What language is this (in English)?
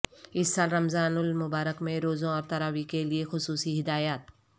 Urdu